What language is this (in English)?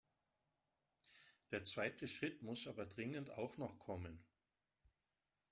German